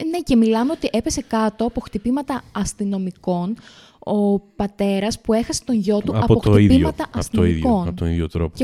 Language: Greek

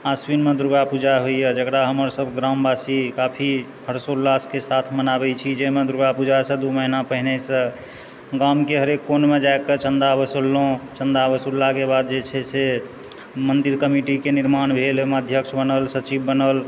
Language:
Maithili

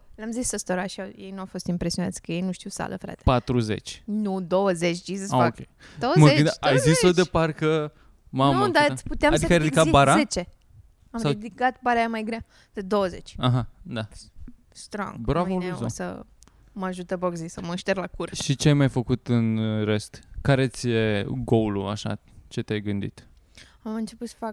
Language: Romanian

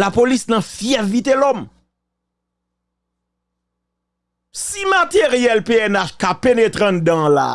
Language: French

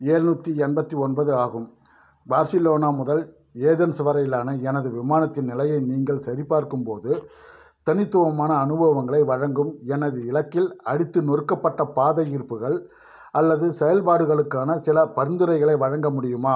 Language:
Tamil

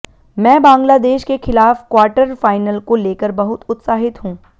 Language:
Hindi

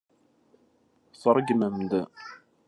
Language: Kabyle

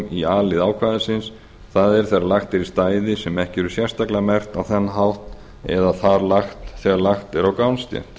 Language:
Icelandic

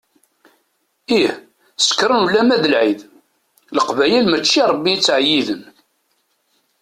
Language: Kabyle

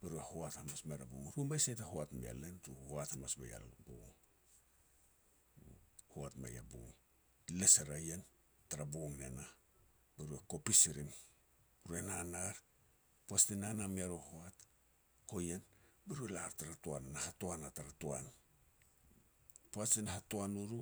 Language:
Petats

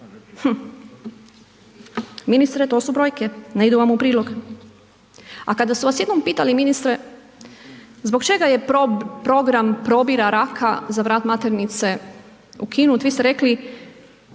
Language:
Croatian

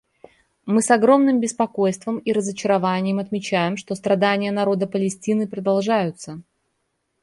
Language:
Russian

